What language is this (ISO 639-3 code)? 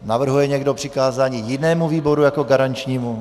ces